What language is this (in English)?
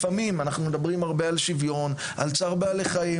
Hebrew